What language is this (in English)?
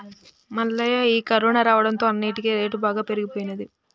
Telugu